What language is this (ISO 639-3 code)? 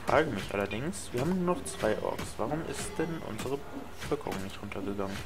deu